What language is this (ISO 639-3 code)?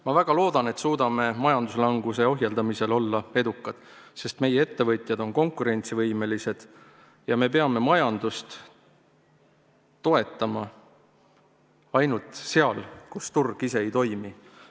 est